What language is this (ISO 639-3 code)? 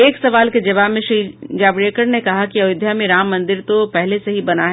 hin